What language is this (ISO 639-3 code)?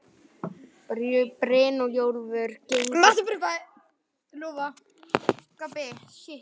isl